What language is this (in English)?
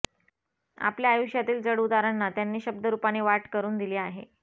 Marathi